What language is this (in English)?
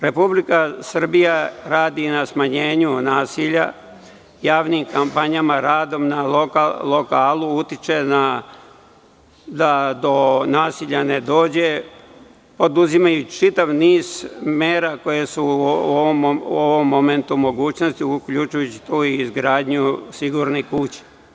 Serbian